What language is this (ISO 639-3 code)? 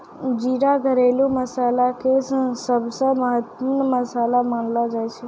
mai